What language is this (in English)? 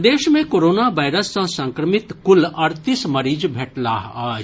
Maithili